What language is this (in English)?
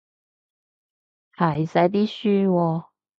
Cantonese